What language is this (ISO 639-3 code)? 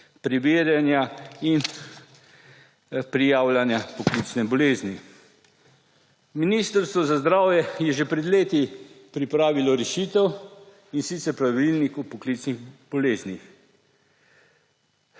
slv